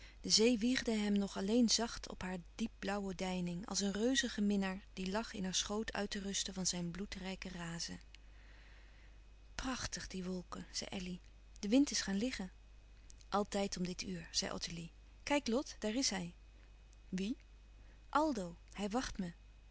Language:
Dutch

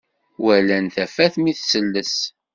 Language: Kabyle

